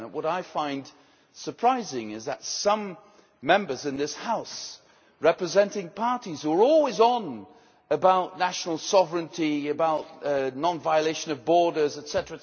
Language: English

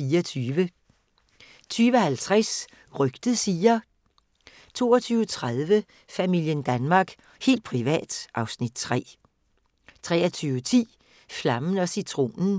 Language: Danish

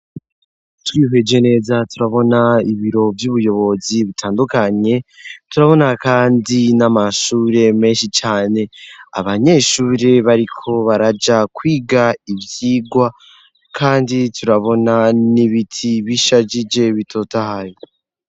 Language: Rundi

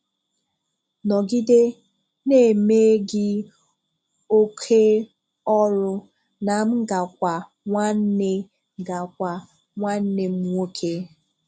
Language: Igbo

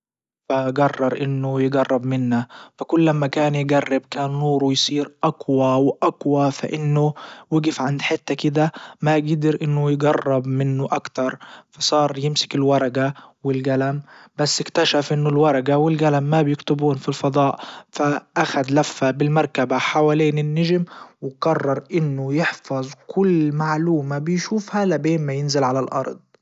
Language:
Libyan Arabic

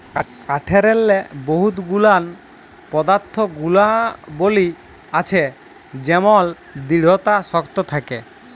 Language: Bangla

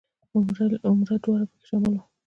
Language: Pashto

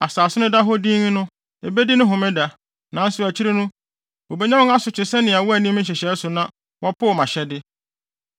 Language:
Akan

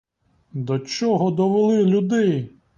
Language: Ukrainian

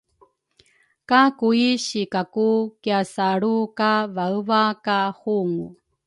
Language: Rukai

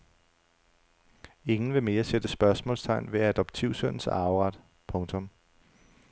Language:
Danish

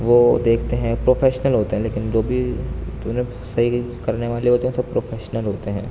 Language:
Urdu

